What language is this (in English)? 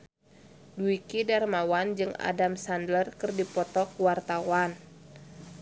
Sundanese